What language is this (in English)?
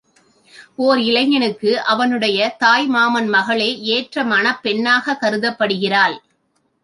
Tamil